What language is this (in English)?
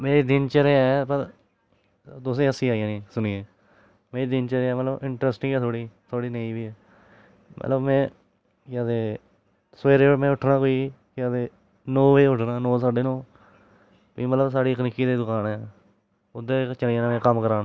Dogri